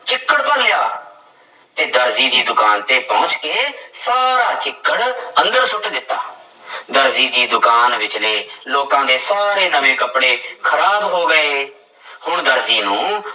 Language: Punjabi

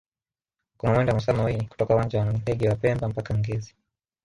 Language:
Swahili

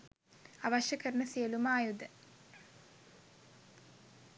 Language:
Sinhala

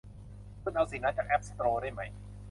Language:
Thai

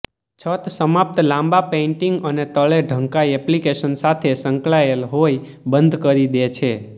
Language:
Gujarati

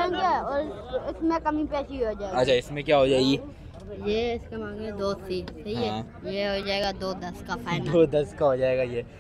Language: Hindi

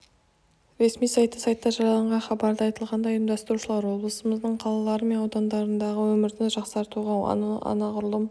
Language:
Kazakh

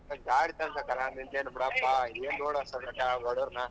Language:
Kannada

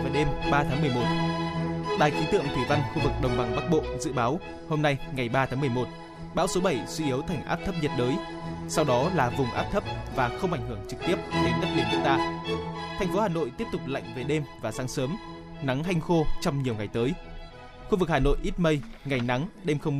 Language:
Vietnamese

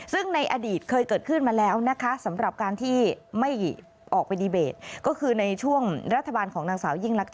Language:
Thai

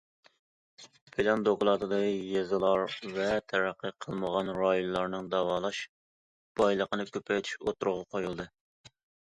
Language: Uyghur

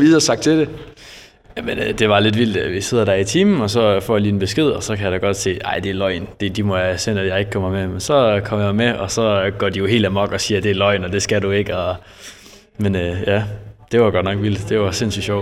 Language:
Danish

